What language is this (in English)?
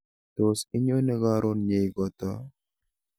Kalenjin